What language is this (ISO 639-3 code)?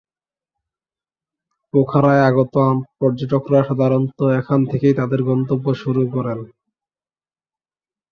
ben